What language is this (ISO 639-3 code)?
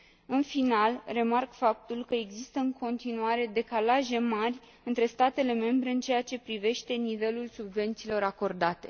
ron